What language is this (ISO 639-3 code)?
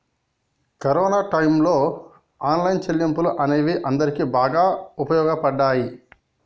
tel